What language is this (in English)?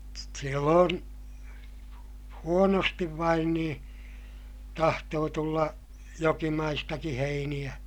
Finnish